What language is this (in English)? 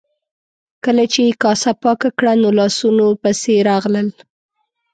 Pashto